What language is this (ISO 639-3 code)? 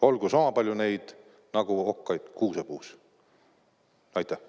est